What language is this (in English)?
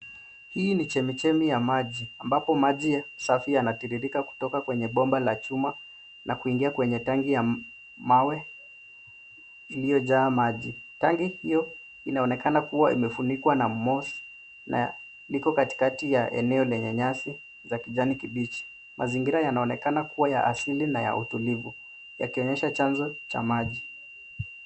Swahili